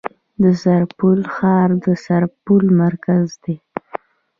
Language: Pashto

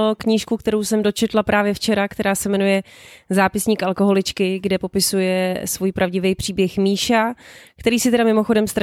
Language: Czech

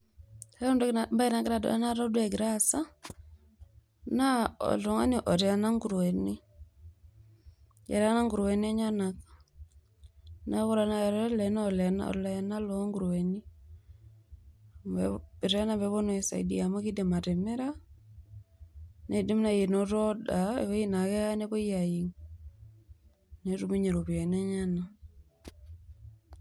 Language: Masai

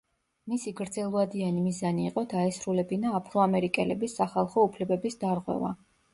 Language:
Georgian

